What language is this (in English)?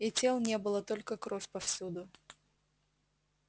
Russian